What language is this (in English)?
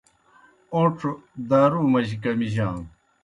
Kohistani Shina